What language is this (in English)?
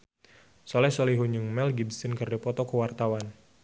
Sundanese